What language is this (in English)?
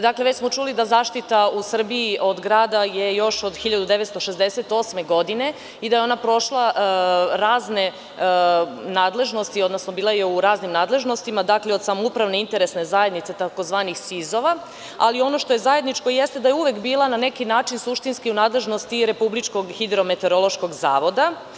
Serbian